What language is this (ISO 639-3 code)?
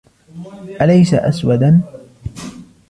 ara